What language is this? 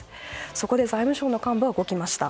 Japanese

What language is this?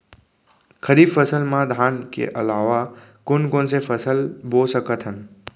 Chhattisgarhi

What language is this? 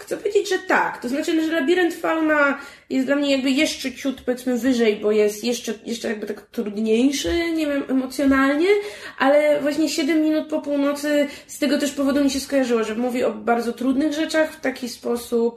Polish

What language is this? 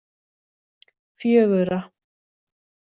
Icelandic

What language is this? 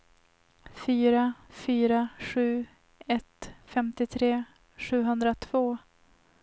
Swedish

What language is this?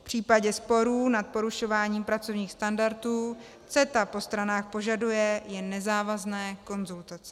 Czech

